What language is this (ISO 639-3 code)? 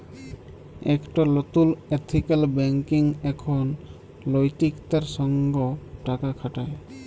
ben